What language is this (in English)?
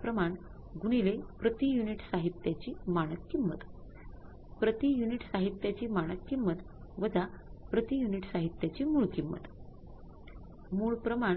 Marathi